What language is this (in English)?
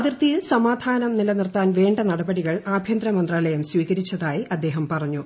Malayalam